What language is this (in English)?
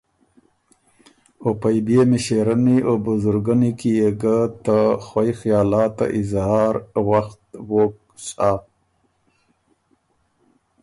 Ormuri